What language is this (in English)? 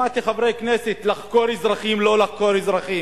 Hebrew